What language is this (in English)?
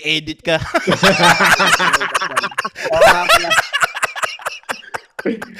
Filipino